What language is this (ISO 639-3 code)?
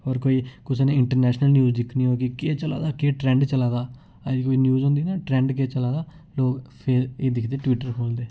doi